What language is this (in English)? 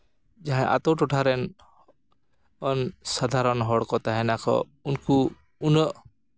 Santali